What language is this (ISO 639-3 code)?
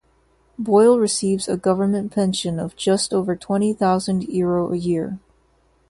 eng